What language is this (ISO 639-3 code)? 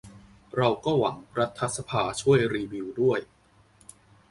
tha